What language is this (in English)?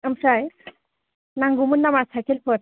Bodo